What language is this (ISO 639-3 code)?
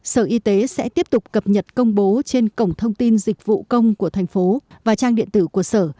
vie